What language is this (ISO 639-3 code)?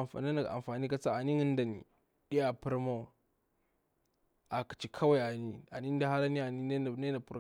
bwr